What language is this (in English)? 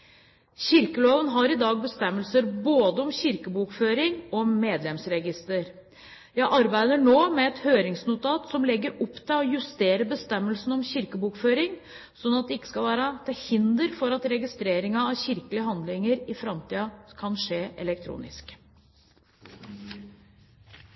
Norwegian Bokmål